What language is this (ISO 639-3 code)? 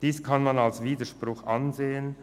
gsw